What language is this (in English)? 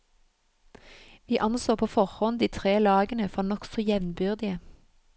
Norwegian